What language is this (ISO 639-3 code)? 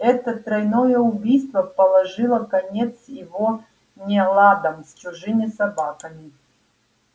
rus